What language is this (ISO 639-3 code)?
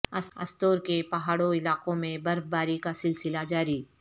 urd